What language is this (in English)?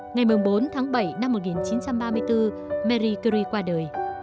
Vietnamese